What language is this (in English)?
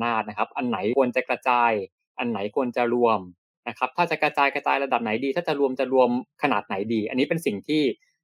Thai